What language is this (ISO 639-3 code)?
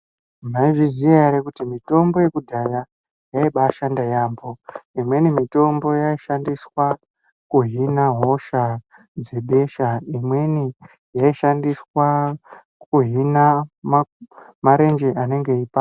ndc